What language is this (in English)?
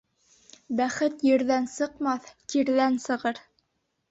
Bashkir